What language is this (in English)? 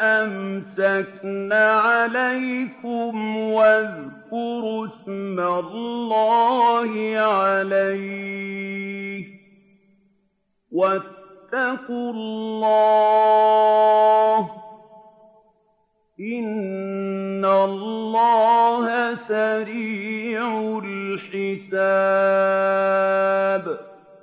Arabic